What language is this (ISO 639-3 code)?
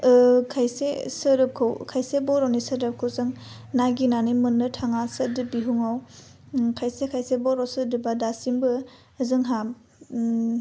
brx